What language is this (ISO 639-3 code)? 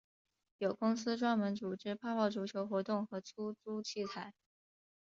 zho